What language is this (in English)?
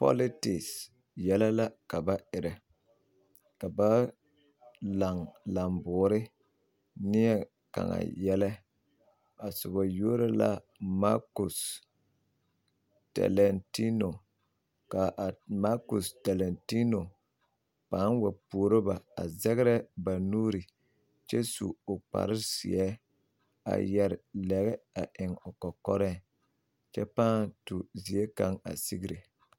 Southern Dagaare